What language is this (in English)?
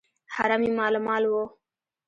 Pashto